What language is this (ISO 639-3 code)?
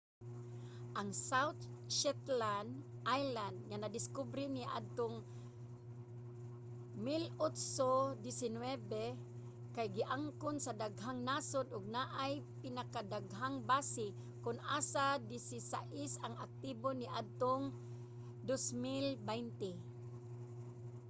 ceb